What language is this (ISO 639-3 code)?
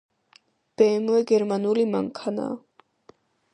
kat